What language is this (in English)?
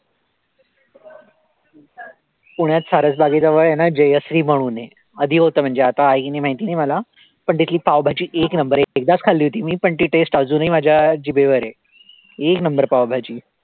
Marathi